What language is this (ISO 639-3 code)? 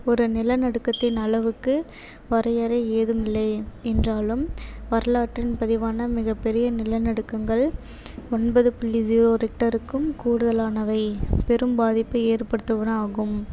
tam